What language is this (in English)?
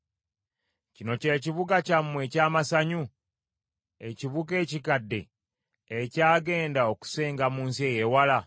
Ganda